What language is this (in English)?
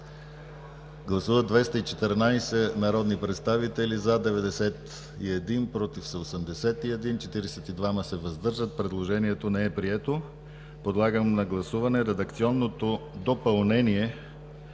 Bulgarian